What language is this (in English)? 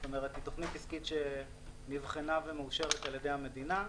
Hebrew